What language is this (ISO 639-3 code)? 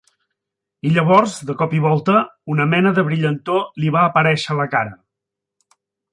cat